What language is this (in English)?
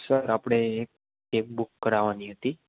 Gujarati